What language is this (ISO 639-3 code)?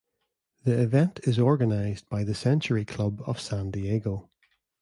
eng